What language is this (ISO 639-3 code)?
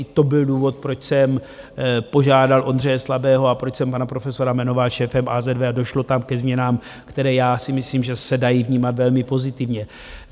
ces